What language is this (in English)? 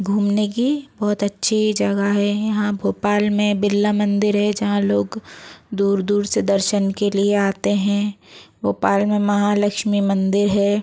Hindi